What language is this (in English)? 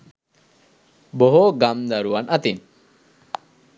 Sinhala